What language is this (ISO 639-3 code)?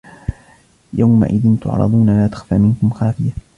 ara